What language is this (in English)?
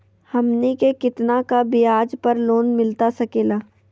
Magahi